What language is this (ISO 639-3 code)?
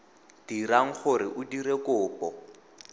tsn